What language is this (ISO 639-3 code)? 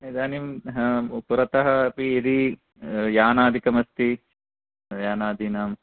san